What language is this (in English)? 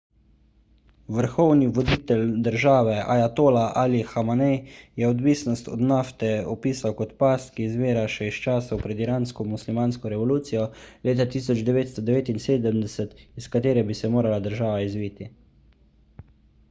Slovenian